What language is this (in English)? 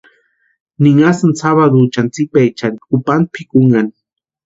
Western Highland Purepecha